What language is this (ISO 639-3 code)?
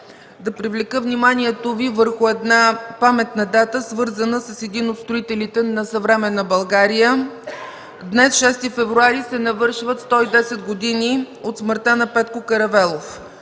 bul